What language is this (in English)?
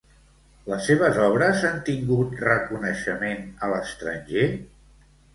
Catalan